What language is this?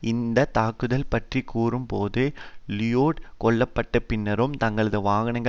Tamil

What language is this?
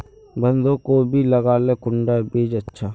Magahi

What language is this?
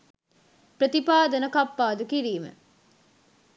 Sinhala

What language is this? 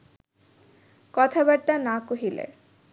Bangla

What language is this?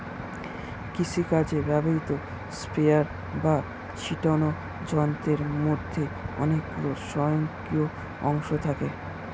Bangla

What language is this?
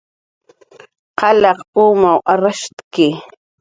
Jaqaru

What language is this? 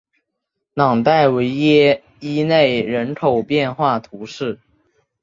Chinese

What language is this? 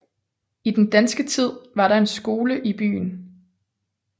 Danish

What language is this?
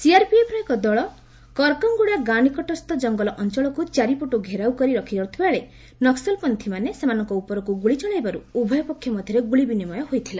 Odia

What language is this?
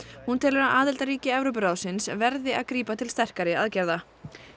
Icelandic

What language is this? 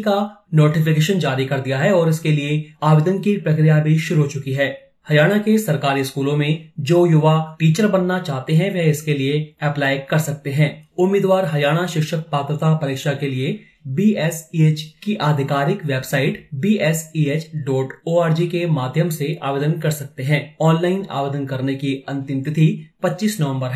Hindi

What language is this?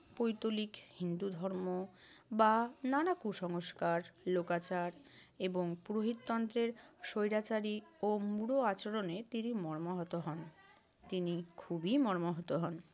Bangla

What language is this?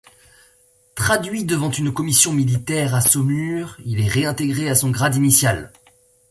French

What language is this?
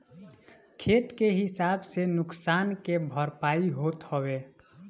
Bhojpuri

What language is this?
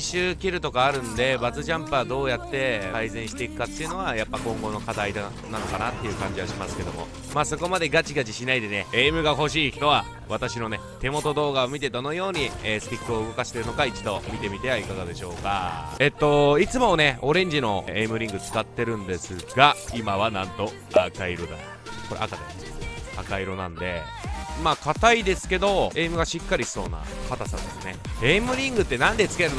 Japanese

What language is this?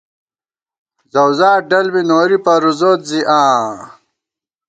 Gawar-Bati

